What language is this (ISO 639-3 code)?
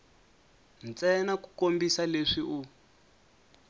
tso